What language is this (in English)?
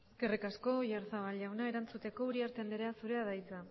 Basque